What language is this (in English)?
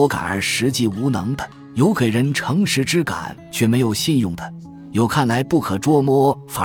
Chinese